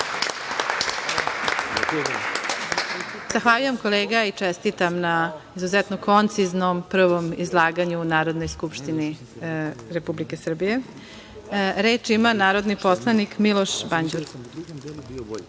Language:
Serbian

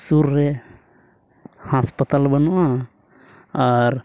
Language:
Santali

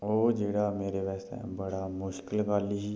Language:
Dogri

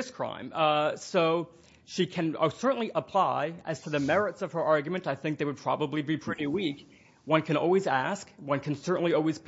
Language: English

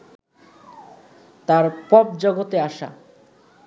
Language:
Bangla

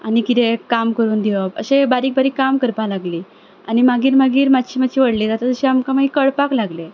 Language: Konkani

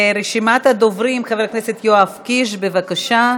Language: Hebrew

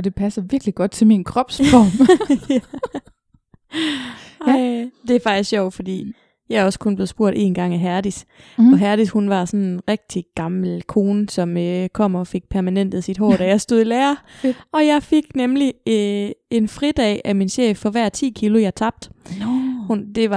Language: Danish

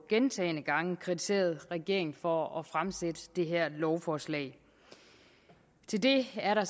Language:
Danish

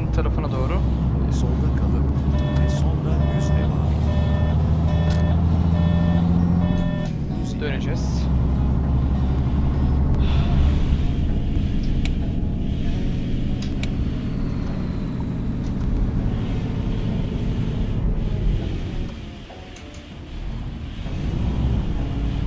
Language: Turkish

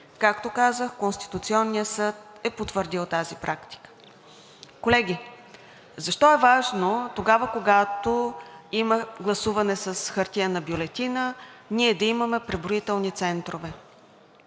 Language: Bulgarian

